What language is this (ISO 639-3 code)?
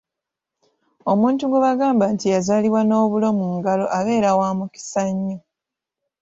lug